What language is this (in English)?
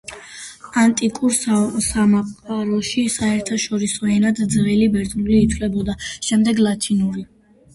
Georgian